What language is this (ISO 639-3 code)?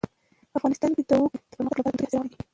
pus